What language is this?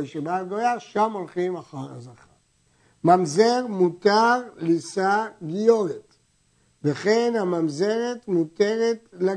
Hebrew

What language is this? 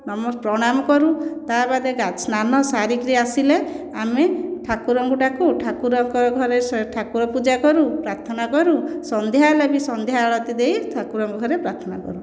Odia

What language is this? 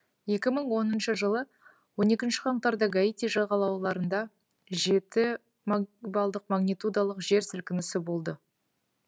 Kazakh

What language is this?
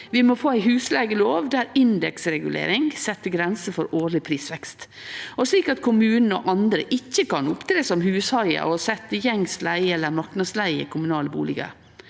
Norwegian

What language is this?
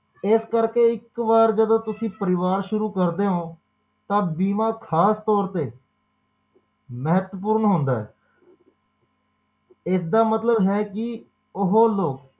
Punjabi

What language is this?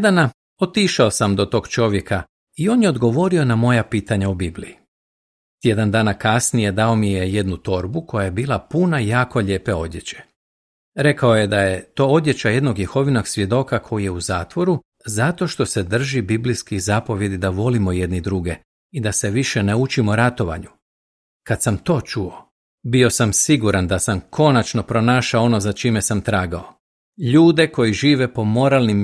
Croatian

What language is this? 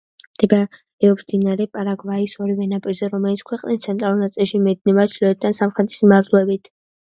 Georgian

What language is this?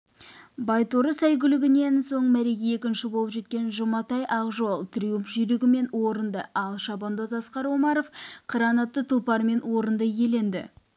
Kazakh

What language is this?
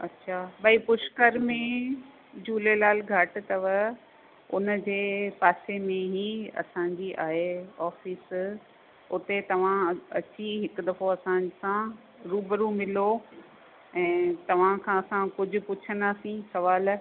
Sindhi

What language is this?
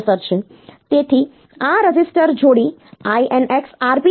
Gujarati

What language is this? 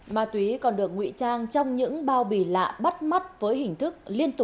Vietnamese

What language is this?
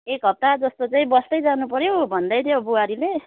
Nepali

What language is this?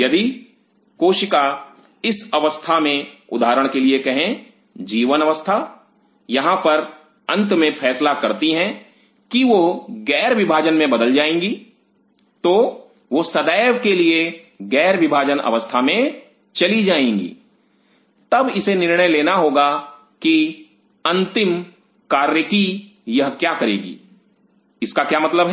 Hindi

